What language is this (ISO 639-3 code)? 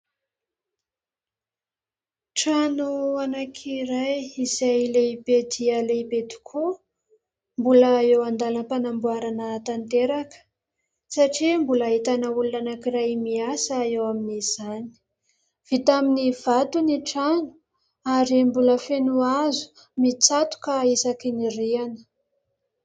mlg